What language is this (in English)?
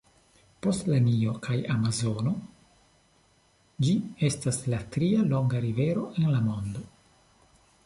Esperanto